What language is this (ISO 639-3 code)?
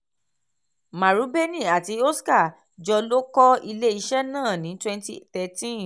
yor